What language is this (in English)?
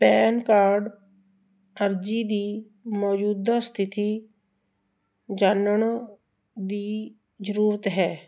Punjabi